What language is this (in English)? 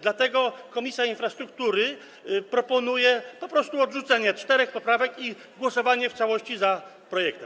Polish